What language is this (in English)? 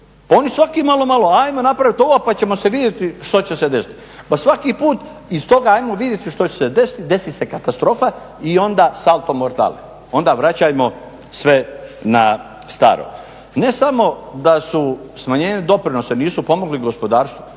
Croatian